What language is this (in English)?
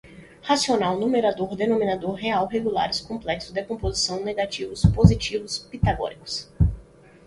Portuguese